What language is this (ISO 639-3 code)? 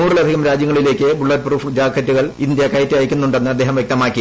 mal